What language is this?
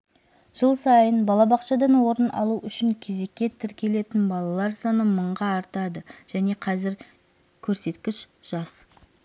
Kazakh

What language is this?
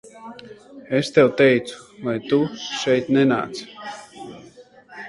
Latvian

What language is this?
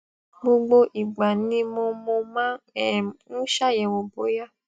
Yoruba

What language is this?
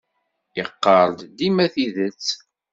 Kabyle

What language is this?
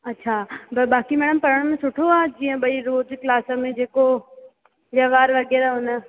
Sindhi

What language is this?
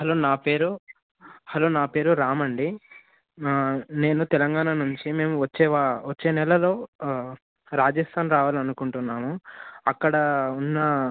Telugu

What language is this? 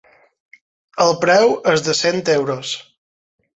Catalan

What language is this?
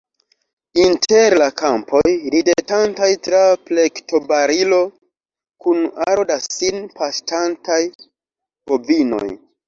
Esperanto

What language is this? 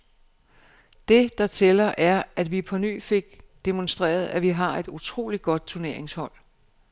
Danish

